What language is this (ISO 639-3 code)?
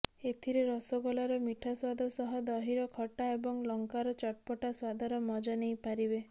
ori